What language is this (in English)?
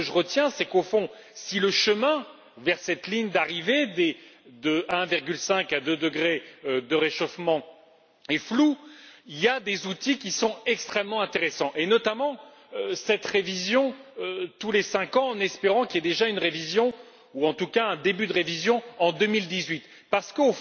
French